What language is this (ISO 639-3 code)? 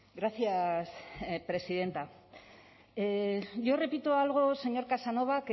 spa